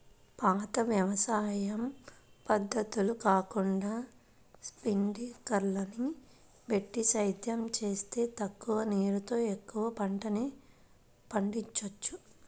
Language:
Telugu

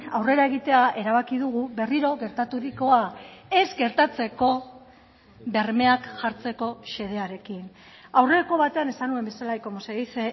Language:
Basque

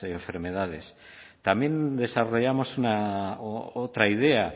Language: Spanish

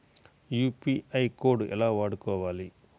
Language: Telugu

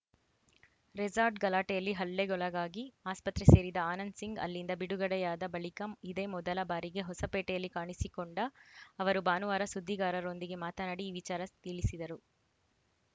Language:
Kannada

